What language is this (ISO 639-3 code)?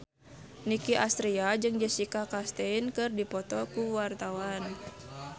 sun